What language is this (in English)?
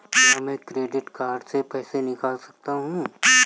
Hindi